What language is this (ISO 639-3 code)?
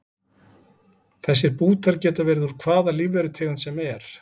isl